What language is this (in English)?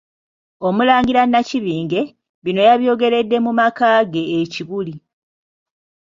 Ganda